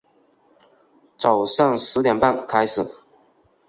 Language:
Chinese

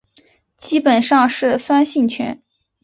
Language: Chinese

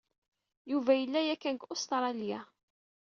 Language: Kabyle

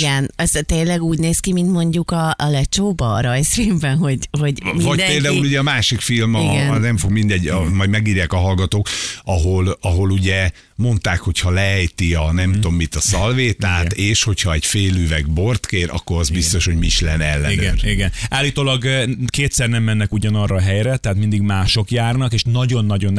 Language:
Hungarian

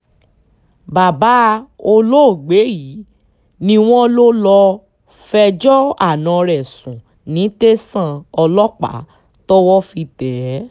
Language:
Yoruba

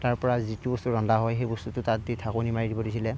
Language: Assamese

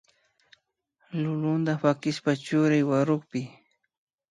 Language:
Imbabura Highland Quichua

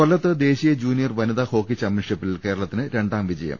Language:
Malayalam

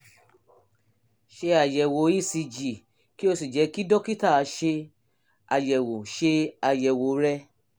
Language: Yoruba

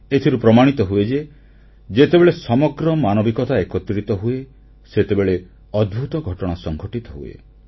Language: Odia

